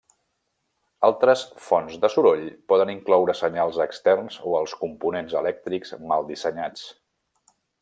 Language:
Catalan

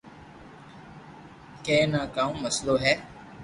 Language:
Loarki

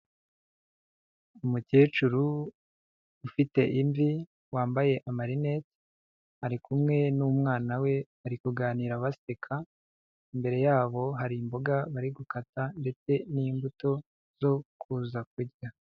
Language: Kinyarwanda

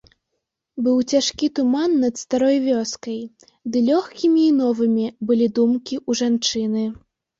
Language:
Belarusian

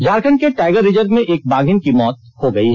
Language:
Hindi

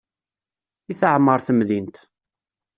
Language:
Kabyle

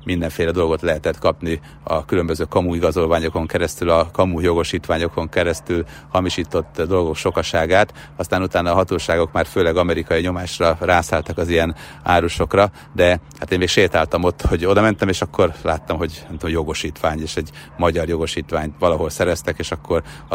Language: Hungarian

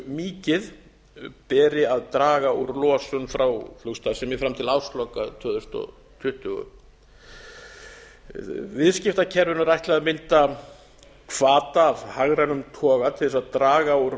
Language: Icelandic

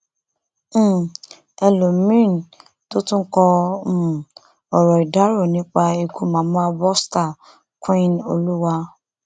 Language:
Yoruba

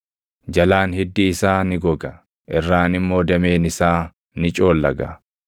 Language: Oromo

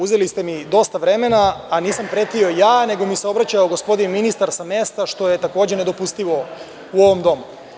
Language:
Serbian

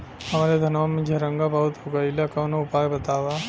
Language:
Bhojpuri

